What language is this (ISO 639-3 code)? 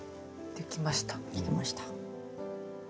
jpn